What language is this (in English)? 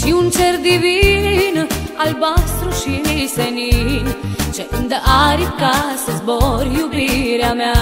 Romanian